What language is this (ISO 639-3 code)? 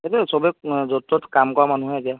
asm